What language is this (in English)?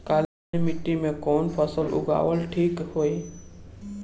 Bhojpuri